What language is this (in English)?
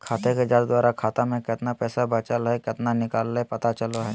Magahi